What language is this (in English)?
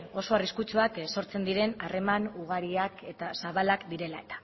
Basque